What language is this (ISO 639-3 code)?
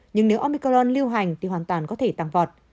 vie